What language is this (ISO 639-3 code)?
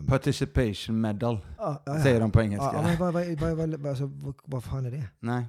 swe